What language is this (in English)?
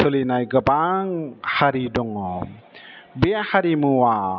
Bodo